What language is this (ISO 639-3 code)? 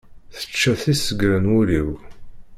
kab